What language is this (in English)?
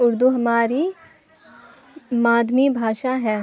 Urdu